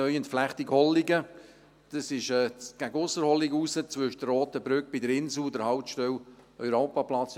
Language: Swiss German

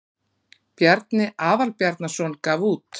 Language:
Icelandic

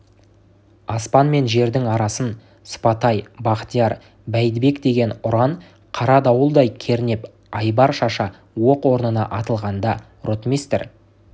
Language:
Kazakh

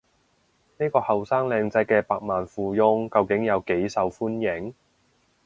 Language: Cantonese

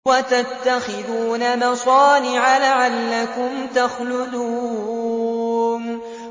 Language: Arabic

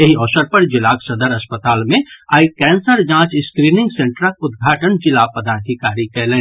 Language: Maithili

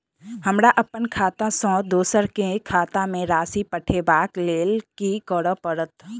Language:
Maithili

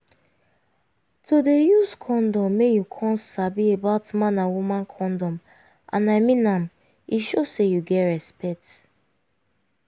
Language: Nigerian Pidgin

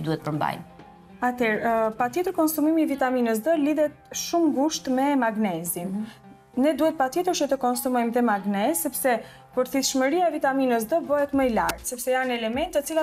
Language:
Romanian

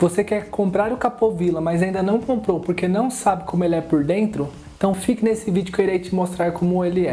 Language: Portuguese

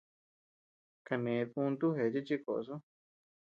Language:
Tepeuxila Cuicatec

